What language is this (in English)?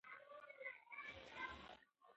Pashto